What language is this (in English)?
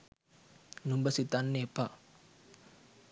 Sinhala